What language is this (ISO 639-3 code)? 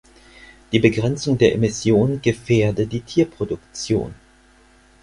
deu